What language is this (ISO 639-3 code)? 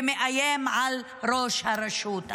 heb